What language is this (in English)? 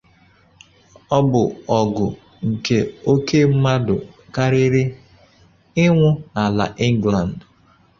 Igbo